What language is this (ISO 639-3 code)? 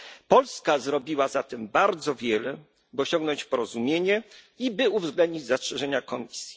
pol